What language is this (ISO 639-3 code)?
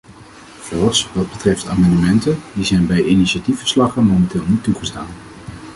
nld